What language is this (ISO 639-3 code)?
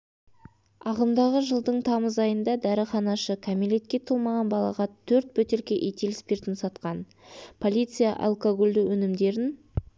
kaz